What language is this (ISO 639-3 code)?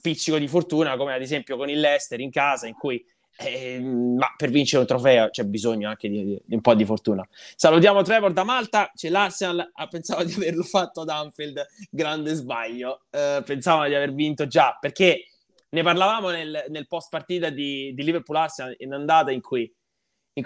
ita